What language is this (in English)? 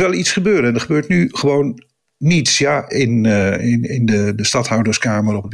Dutch